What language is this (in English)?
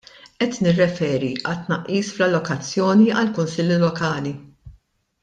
Maltese